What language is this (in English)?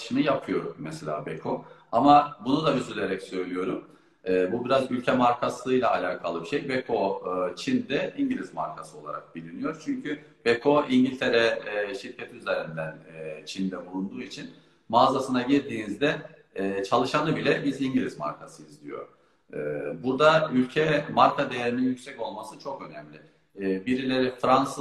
Turkish